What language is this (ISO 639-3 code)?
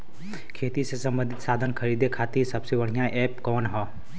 bho